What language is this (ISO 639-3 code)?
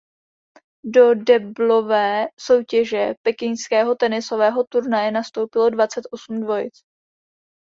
ces